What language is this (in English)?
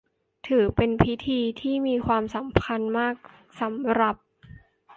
Thai